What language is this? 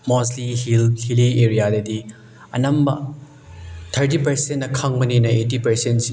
Manipuri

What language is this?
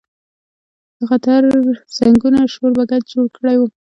Pashto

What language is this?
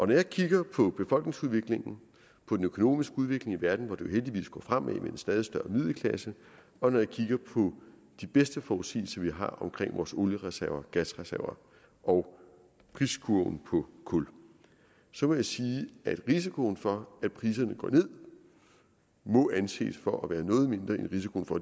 Danish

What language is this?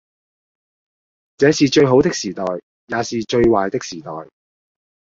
Cantonese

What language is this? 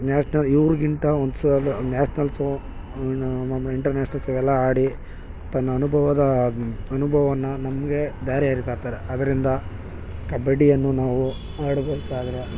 Kannada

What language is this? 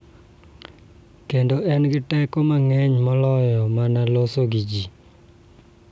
Luo (Kenya and Tanzania)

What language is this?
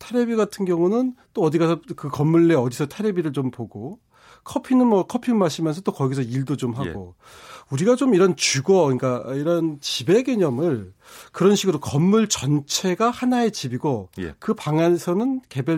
Korean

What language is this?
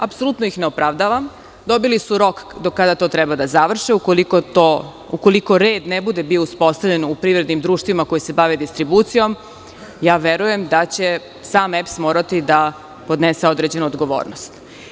Serbian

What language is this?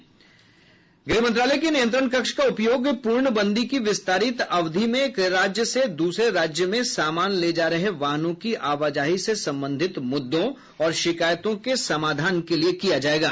Hindi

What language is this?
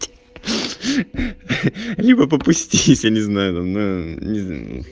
Russian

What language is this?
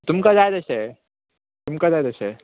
Konkani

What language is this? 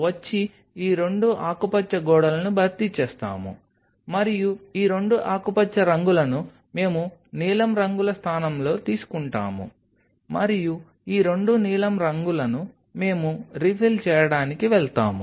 Telugu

